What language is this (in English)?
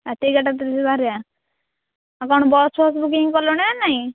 Odia